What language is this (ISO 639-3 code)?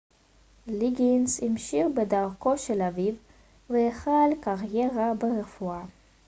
heb